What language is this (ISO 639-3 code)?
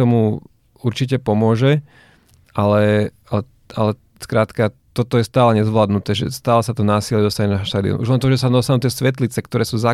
slk